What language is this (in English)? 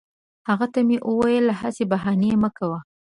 Pashto